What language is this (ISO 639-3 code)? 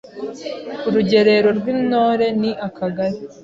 kin